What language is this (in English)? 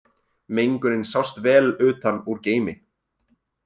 Icelandic